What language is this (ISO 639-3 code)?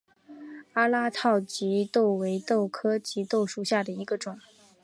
zho